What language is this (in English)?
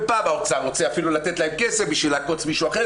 Hebrew